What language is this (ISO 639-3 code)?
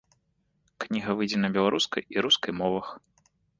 bel